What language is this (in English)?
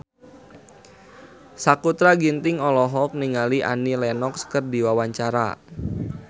Sundanese